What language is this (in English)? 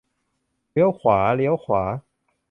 Thai